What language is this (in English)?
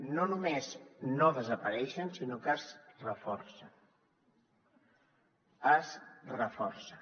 Catalan